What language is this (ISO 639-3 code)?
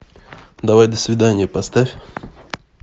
rus